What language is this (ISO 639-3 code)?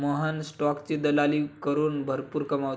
mar